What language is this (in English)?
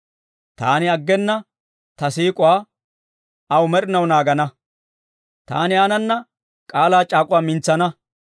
Dawro